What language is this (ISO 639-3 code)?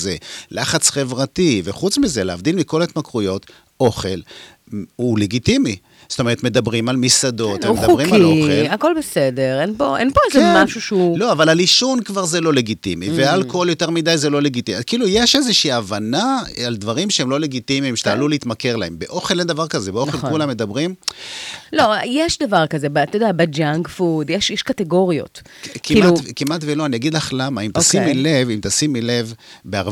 heb